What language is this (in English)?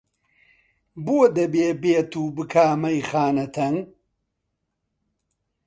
Central Kurdish